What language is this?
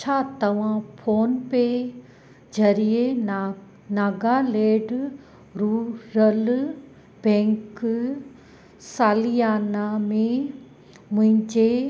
Sindhi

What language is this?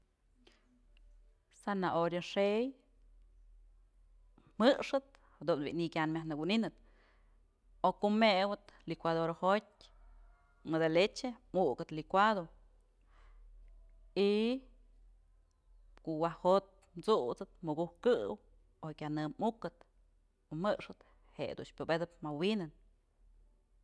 Mazatlán Mixe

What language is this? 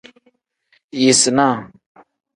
Tem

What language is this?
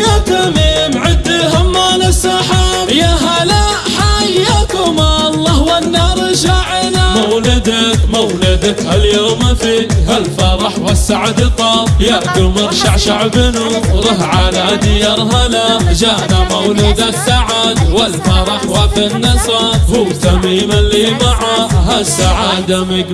Arabic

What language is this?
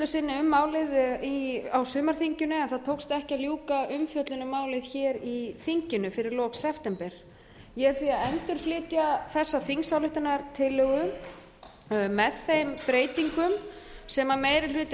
Icelandic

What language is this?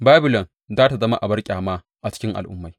Hausa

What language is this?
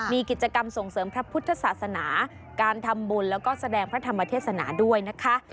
Thai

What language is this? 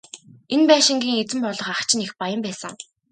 Mongolian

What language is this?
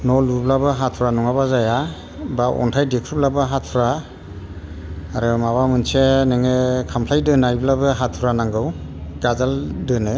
Bodo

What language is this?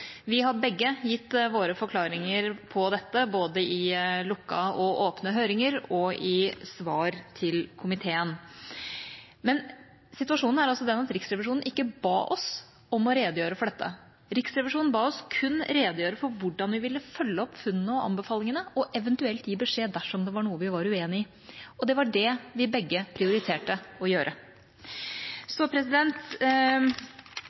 Norwegian Bokmål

